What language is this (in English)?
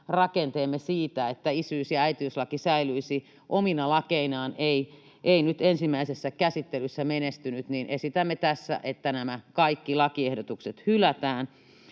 Finnish